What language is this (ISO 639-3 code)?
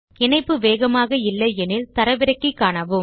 tam